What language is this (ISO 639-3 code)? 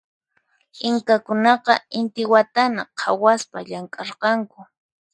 qxp